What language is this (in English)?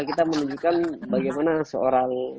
Indonesian